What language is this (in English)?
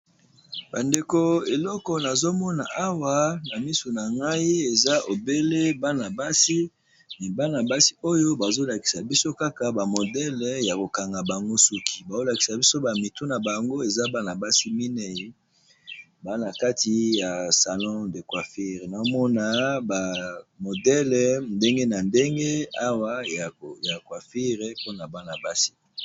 Lingala